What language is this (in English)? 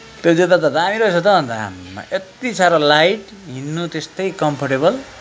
Nepali